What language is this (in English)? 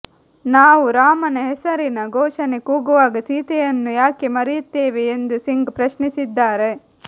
Kannada